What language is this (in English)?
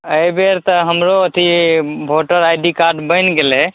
Maithili